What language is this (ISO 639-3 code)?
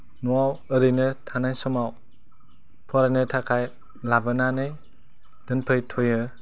brx